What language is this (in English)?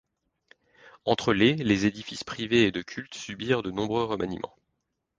French